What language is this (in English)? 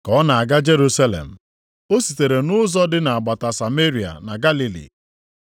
Igbo